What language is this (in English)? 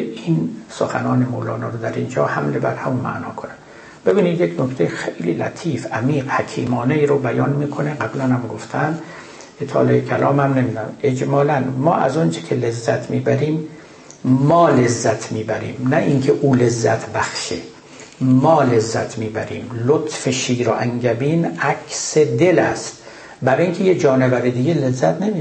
Persian